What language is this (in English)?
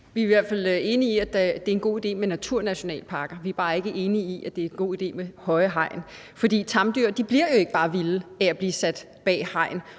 Danish